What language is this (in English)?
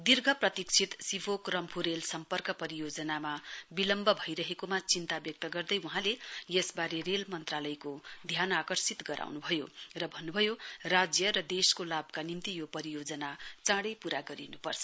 Nepali